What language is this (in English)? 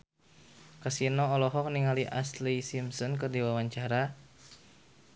Sundanese